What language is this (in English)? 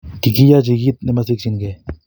Kalenjin